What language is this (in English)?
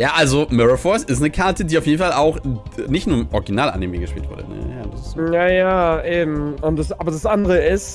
German